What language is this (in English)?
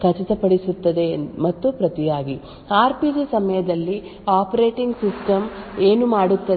Kannada